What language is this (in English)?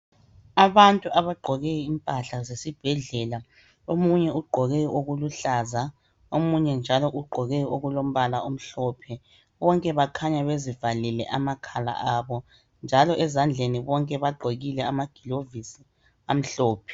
North Ndebele